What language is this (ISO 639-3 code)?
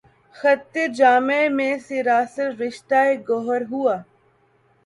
urd